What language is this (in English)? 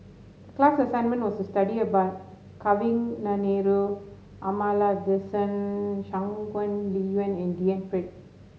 English